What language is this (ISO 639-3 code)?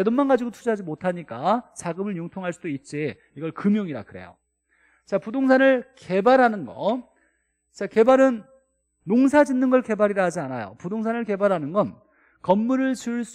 kor